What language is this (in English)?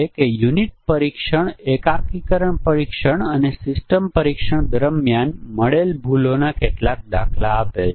Gujarati